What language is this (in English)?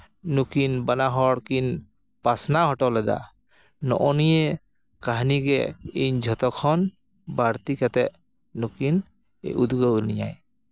Santali